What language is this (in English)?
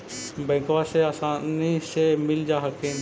Magahi